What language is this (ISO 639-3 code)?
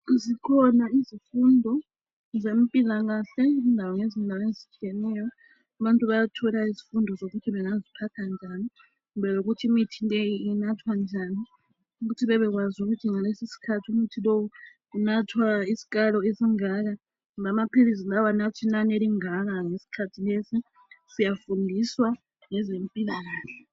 nde